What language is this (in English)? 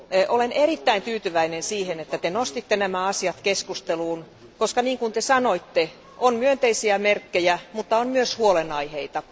Finnish